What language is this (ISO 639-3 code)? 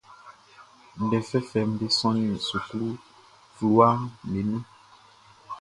bci